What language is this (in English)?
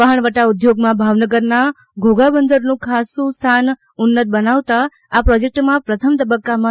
Gujarati